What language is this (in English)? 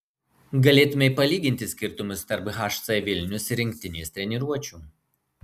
Lithuanian